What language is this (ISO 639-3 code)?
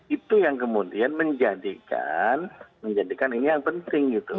ind